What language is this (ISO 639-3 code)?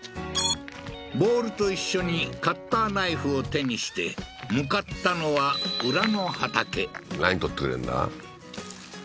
jpn